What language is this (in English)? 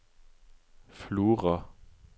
Norwegian